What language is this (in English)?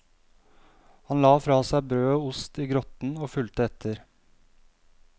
Norwegian